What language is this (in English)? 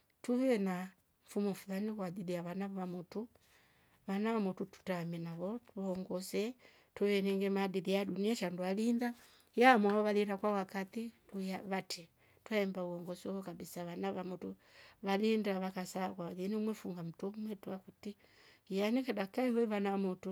Rombo